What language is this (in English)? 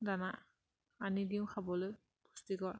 Assamese